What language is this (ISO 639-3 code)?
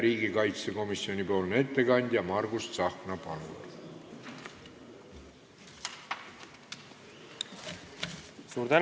est